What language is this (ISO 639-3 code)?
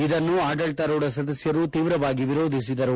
kan